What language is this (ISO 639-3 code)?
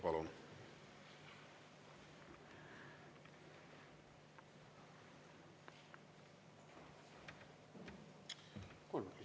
est